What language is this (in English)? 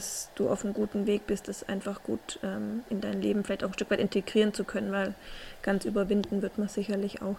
German